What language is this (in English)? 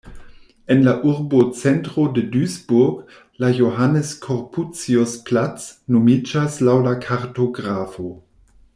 Esperanto